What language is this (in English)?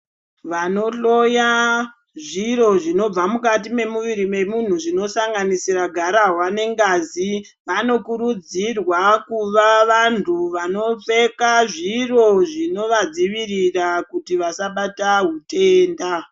Ndau